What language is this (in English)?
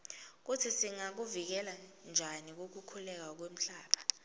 Swati